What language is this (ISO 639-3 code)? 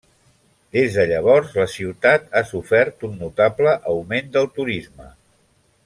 cat